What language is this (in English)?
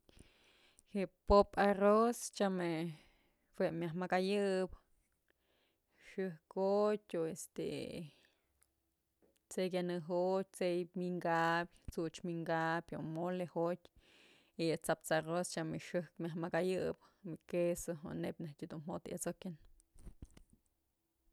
Mazatlán Mixe